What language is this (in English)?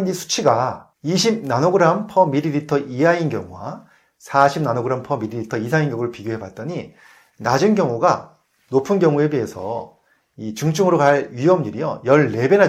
Korean